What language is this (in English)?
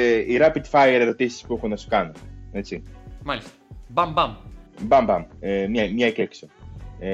Greek